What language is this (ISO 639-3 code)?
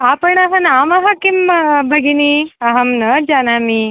san